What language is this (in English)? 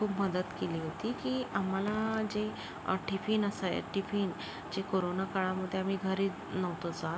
Marathi